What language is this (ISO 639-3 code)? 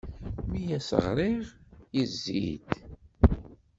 kab